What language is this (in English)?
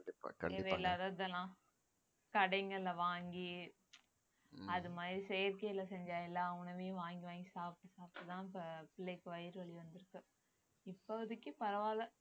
Tamil